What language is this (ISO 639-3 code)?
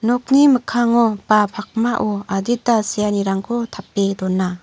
grt